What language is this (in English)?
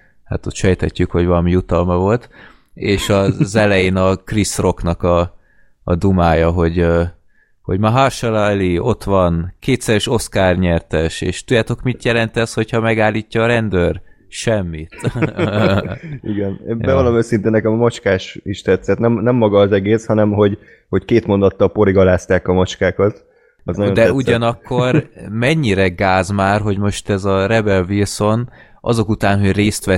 Hungarian